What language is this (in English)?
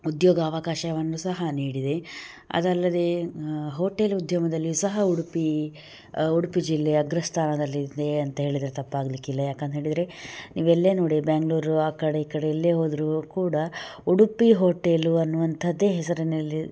Kannada